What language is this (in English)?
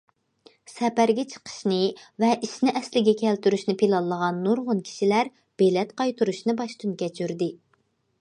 Uyghur